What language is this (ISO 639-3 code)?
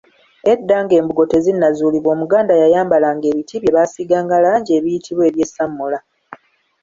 lug